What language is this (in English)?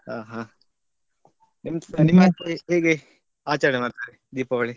Kannada